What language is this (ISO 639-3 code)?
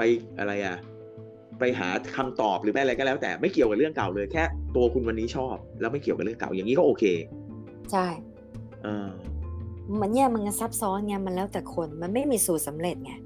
tha